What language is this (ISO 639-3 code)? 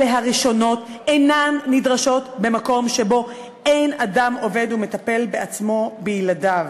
heb